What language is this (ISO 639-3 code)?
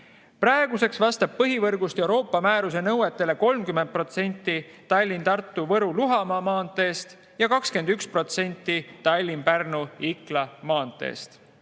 est